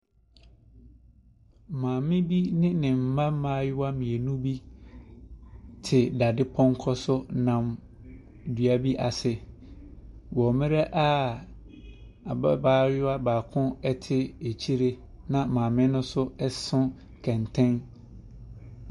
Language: Akan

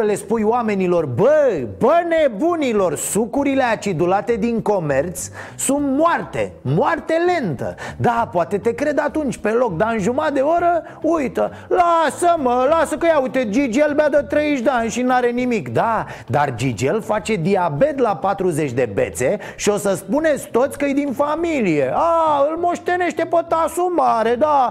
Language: Romanian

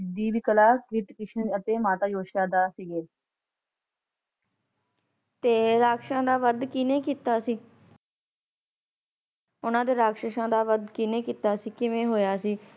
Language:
Punjabi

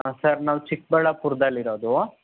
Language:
Kannada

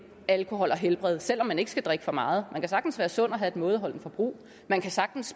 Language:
Danish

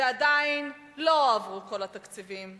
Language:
Hebrew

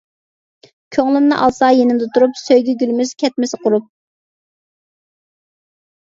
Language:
Uyghur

